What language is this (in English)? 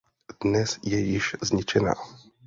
Czech